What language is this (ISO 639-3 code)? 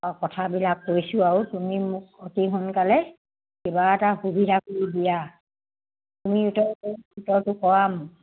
asm